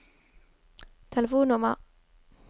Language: Norwegian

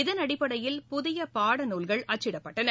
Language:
Tamil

